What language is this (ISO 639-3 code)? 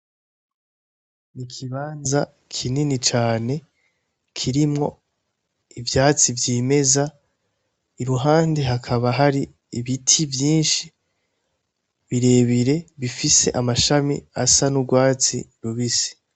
run